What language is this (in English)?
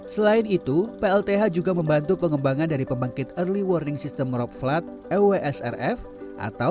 Indonesian